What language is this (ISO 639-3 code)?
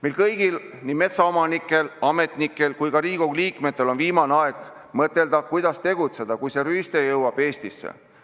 est